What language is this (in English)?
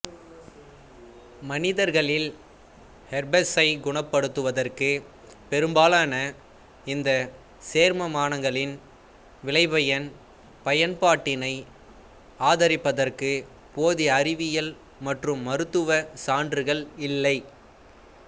Tamil